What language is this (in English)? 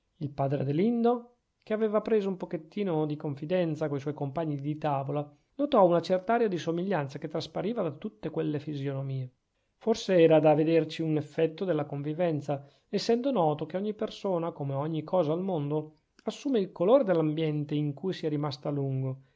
Italian